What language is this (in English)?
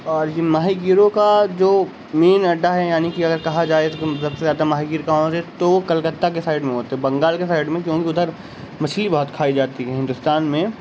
Urdu